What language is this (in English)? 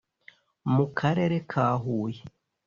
Kinyarwanda